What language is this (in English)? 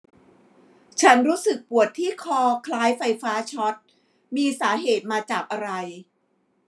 Thai